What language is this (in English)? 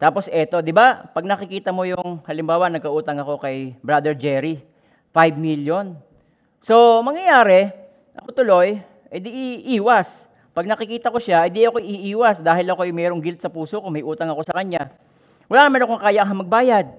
Filipino